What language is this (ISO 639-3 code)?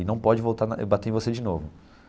por